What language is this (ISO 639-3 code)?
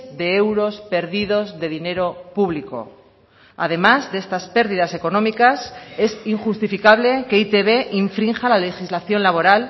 spa